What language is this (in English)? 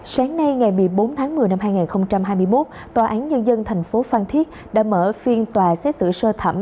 Vietnamese